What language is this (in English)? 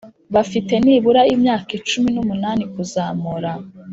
Kinyarwanda